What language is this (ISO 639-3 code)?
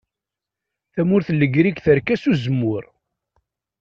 kab